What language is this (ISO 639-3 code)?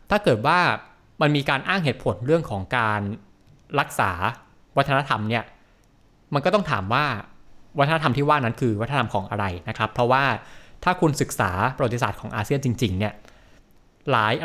tha